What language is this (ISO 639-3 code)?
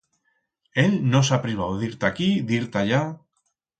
arg